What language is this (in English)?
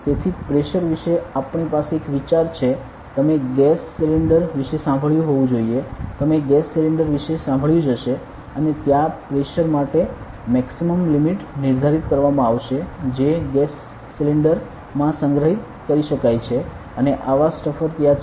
Gujarati